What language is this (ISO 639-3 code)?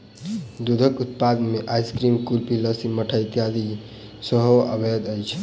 mai